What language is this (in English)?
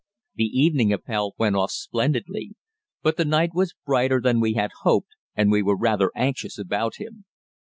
English